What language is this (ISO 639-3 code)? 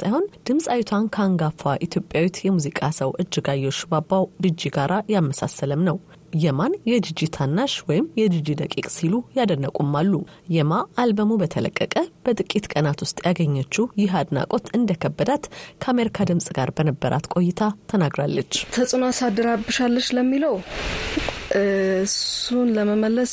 amh